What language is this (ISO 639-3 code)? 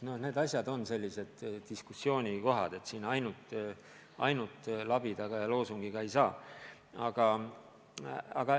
est